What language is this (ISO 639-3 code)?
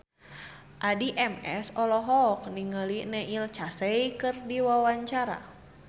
sun